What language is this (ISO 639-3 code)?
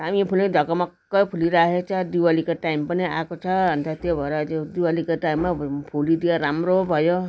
nep